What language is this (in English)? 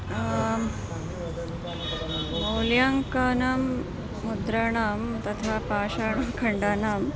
Sanskrit